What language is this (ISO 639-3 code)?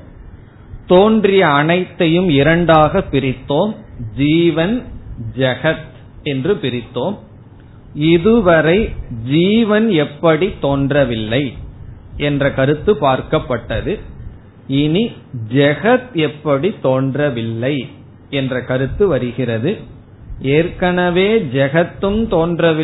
tam